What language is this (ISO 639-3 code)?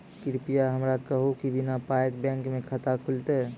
mai